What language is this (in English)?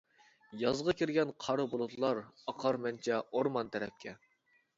Uyghur